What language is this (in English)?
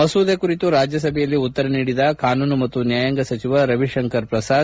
Kannada